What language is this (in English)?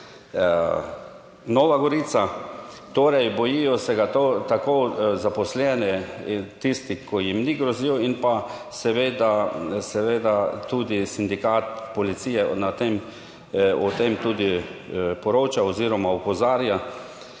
Slovenian